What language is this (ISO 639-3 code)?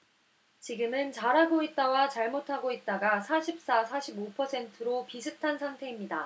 kor